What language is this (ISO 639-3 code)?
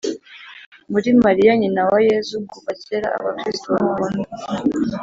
kin